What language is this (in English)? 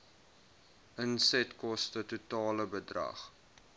Afrikaans